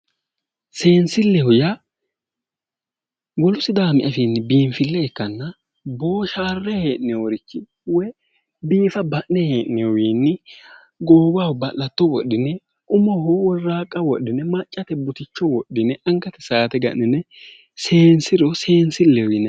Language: Sidamo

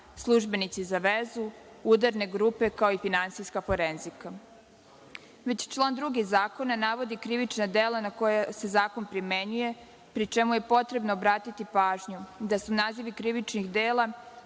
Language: Serbian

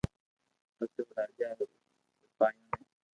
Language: Loarki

